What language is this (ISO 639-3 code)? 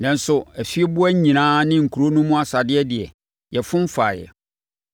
aka